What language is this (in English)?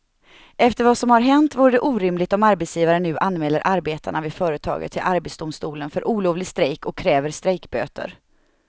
Swedish